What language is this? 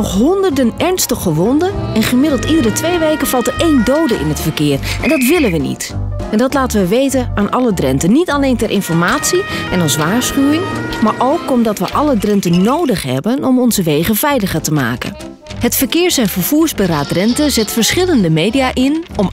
Dutch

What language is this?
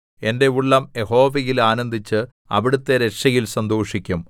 Malayalam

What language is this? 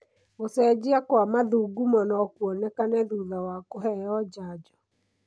Kikuyu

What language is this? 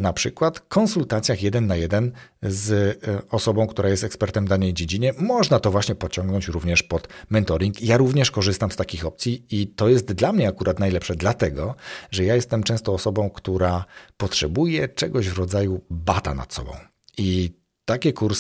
Polish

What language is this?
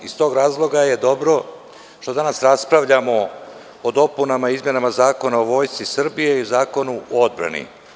Serbian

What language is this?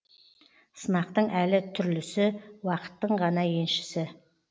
Kazakh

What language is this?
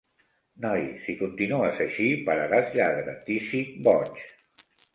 Catalan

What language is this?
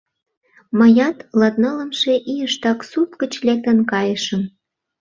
Mari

